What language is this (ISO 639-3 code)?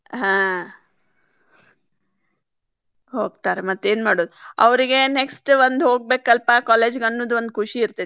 kan